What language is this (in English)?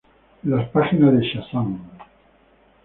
Spanish